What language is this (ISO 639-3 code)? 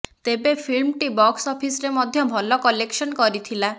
ori